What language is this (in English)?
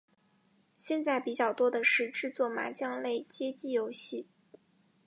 Chinese